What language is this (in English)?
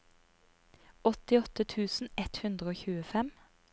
Norwegian